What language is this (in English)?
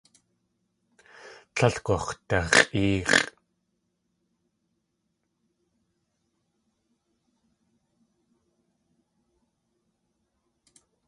Tlingit